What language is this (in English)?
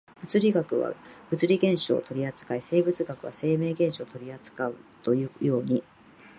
Japanese